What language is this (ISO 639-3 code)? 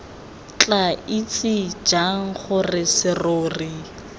tsn